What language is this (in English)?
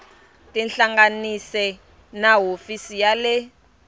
Tsonga